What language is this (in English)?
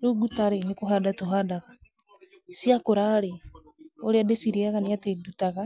Kikuyu